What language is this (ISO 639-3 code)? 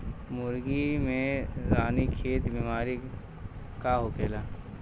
bho